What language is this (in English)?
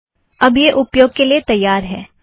Hindi